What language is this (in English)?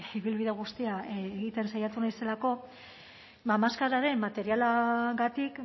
Basque